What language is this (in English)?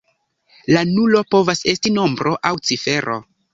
Esperanto